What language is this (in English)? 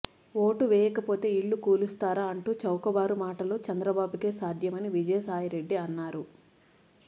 Telugu